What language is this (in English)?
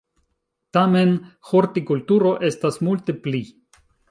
Esperanto